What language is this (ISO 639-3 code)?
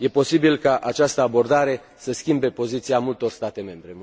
ron